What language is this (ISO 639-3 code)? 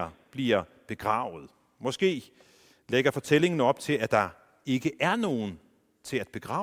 dan